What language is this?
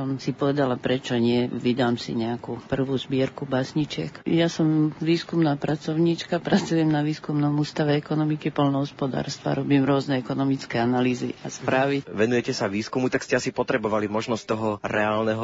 Slovak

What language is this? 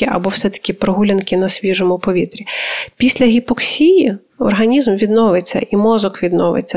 Ukrainian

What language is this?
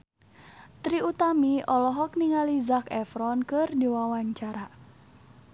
Sundanese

